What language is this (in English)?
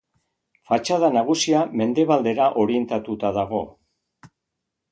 Basque